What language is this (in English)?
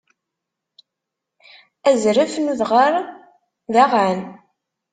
Kabyle